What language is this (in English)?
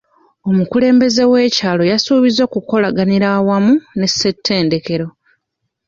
Ganda